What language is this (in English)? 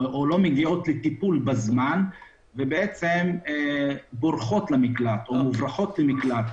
Hebrew